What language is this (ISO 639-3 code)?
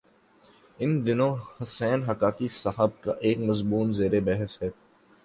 urd